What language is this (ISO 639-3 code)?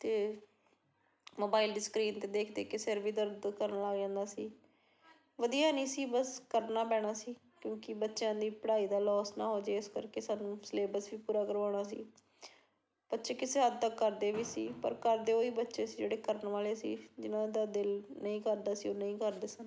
pan